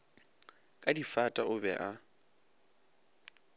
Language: Northern Sotho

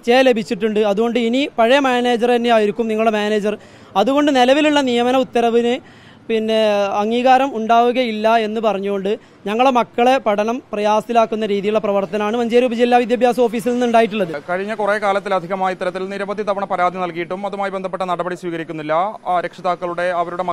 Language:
Romanian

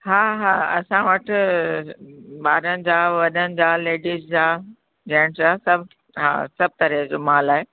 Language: Sindhi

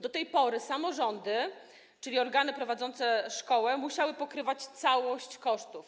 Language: Polish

